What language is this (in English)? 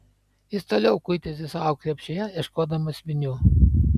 Lithuanian